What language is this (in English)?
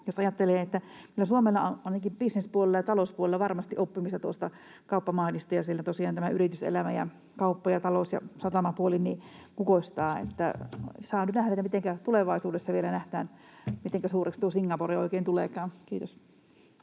Finnish